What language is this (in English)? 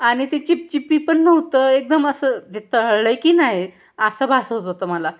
Marathi